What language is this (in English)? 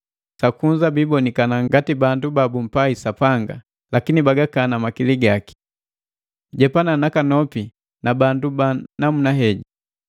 Matengo